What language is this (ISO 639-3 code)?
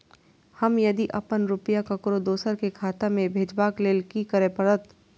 mai